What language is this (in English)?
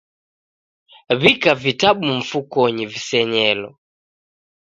Taita